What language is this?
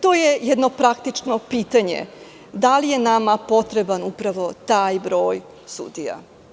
Serbian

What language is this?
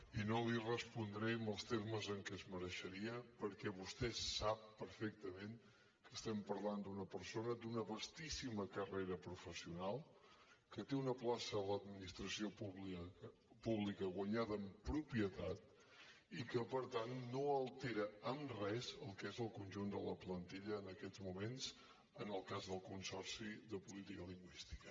Catalan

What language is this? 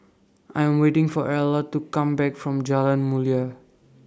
English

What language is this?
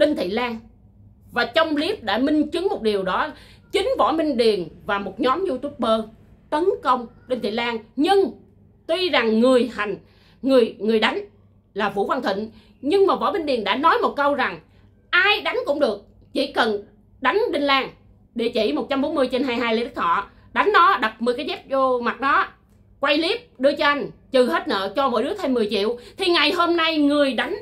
Vietnamese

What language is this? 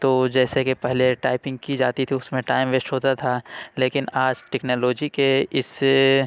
Urdu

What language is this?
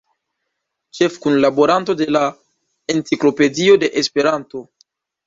Esperanto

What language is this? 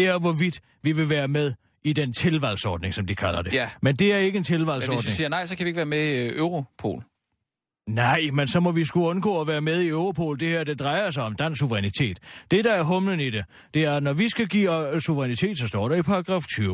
Danish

